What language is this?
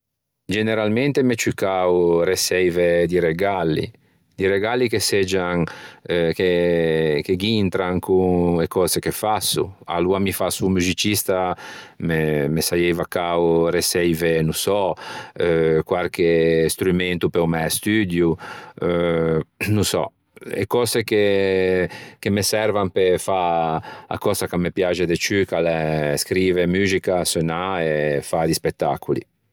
Ligurian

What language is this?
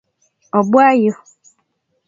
Kalenjin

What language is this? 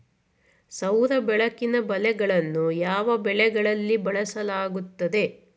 Kannada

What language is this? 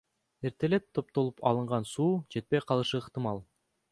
Kyrgyz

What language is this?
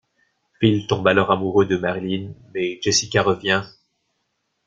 French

